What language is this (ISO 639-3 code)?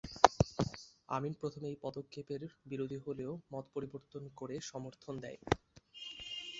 ben